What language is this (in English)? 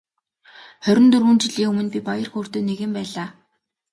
Mongolian